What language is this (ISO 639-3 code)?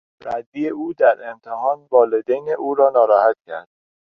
fas